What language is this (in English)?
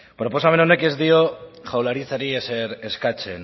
Basque